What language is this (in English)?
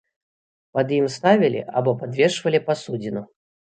Belarusian